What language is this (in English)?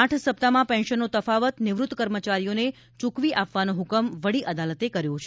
Gujarati